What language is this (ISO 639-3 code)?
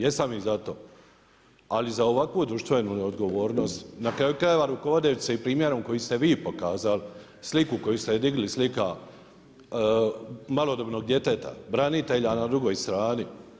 hrv